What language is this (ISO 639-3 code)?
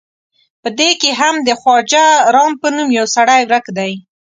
pus